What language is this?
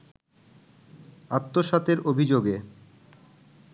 Bangla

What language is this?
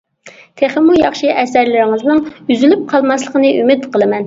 Uyghur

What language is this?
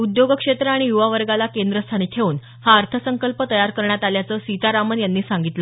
Marathi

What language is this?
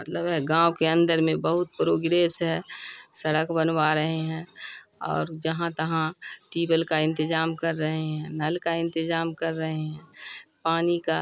Urdu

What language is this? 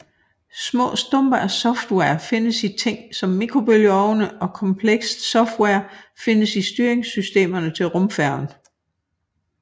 Danish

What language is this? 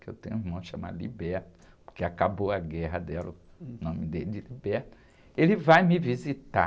Portuguese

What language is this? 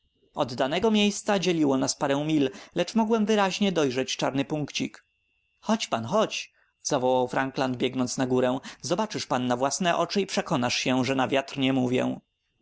Polish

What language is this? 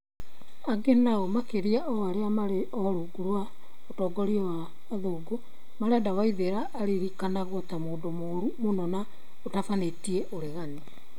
Kikuyu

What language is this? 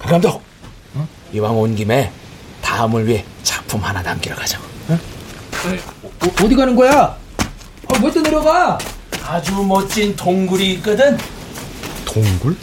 Korean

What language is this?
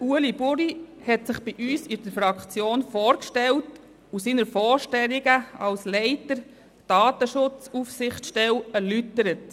Swiss German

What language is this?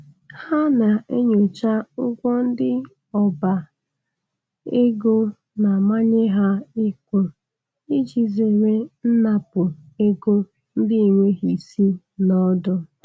Igbo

